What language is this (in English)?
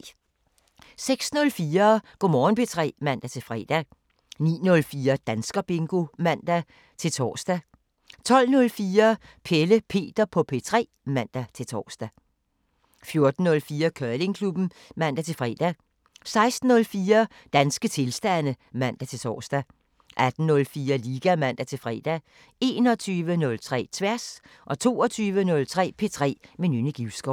Danish